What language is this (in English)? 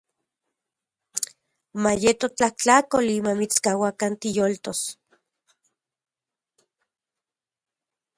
Central Puebla Nahuatl